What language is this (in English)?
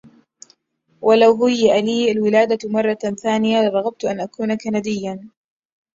Arabic